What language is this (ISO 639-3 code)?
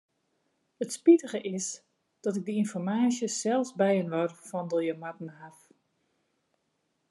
fry